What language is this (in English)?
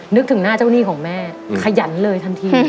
Thai